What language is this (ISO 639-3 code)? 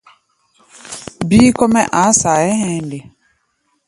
gba